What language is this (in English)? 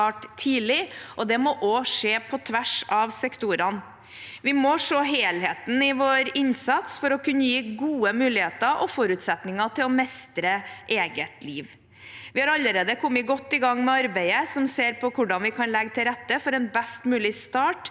Norwegian